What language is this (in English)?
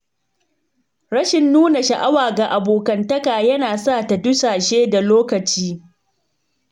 Hausa